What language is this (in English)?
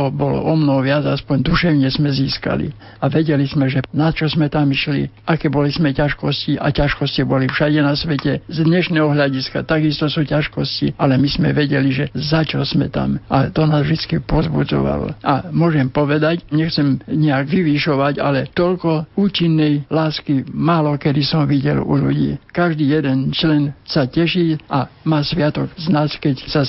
Slovak